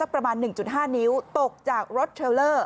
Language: Thai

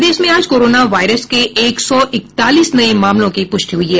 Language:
Hindi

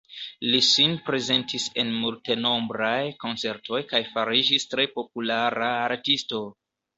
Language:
Esperanto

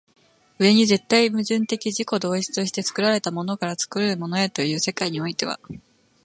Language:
Japanese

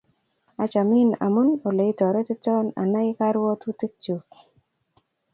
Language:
Kalenjin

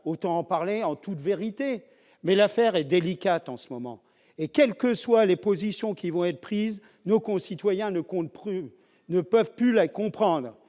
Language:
French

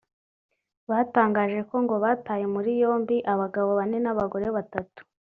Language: Kinyarwanda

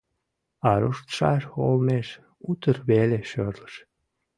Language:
Mari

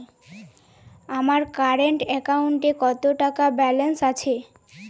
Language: Bangla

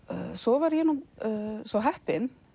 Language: Icelandic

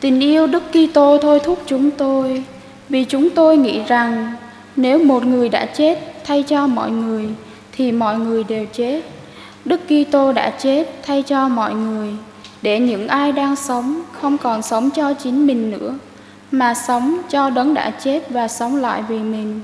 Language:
Vietnamese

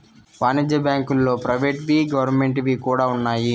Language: Telugu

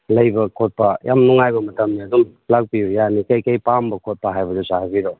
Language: Manipuri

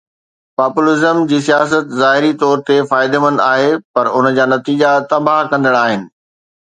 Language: Sindhi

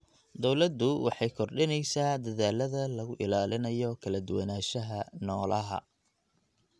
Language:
Somali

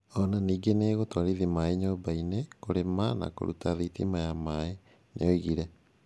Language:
Kikuyu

